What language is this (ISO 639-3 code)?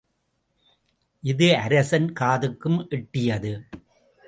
tam